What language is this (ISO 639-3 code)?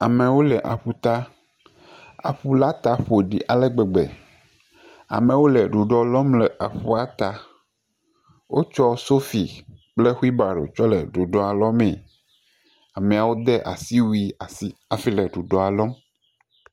ewe